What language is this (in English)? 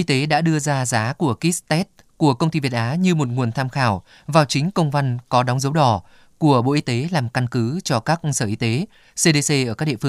Vietnamese